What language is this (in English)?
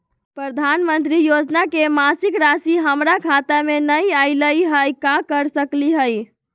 Magahi